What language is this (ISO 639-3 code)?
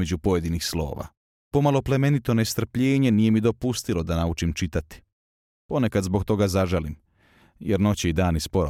hrv